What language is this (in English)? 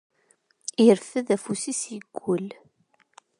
Kabyle